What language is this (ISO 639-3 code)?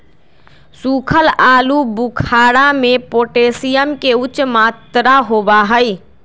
mag